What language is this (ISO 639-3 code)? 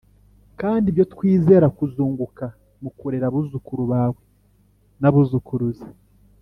kin